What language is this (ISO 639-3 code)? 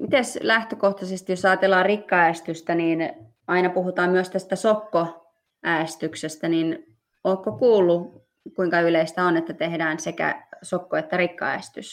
fin